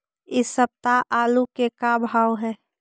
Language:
Magahi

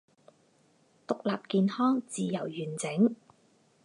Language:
Chinese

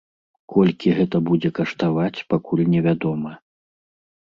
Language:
Belarusian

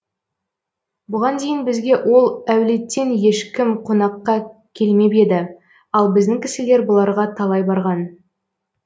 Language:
Kazakh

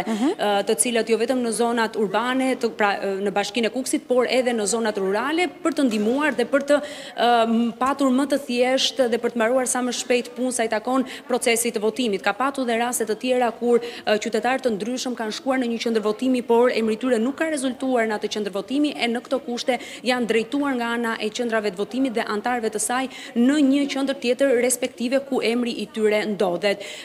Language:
Romanian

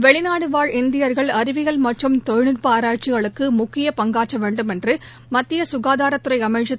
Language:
Tamil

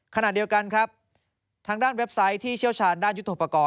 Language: Thai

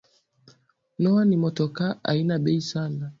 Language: Swahili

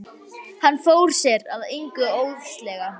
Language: Icelandic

